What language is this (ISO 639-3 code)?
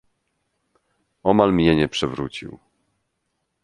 pol